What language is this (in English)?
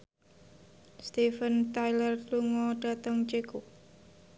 Javanese